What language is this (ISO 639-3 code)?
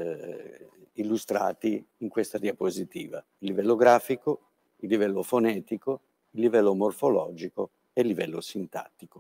ita